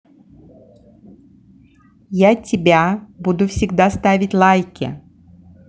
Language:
Russian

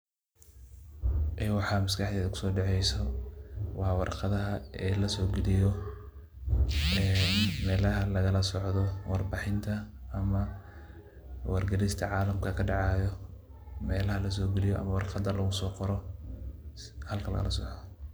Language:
Somali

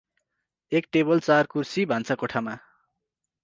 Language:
Nepali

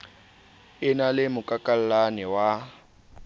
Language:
Southern Sotho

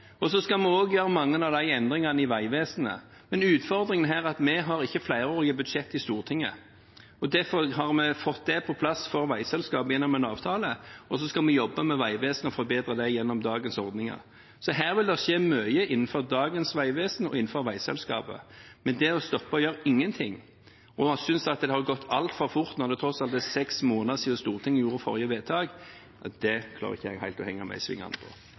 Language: Norwegian Bokmål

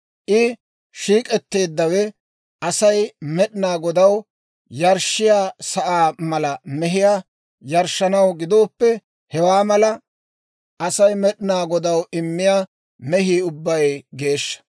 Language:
Dawro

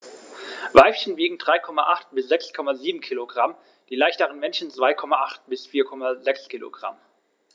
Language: German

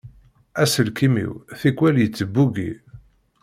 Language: Kabyle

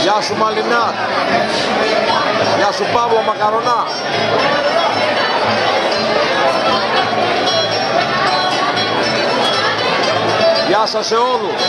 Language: Greek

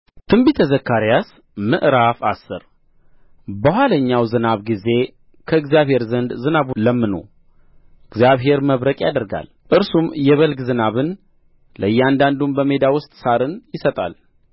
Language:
Amharic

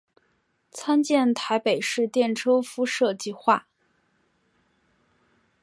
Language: Chinese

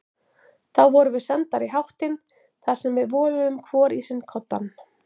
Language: Icelandic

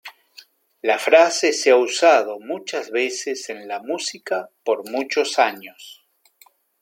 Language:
Spanish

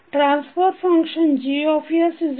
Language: Kannada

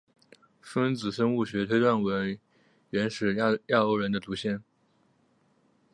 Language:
Chinese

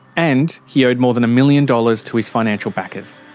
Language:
English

